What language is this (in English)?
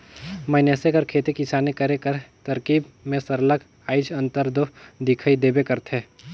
Chhattisgarhi